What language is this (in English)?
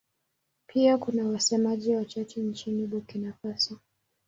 Swahili